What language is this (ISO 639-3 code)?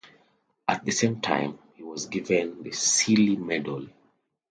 eng